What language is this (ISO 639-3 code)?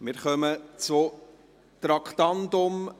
gsw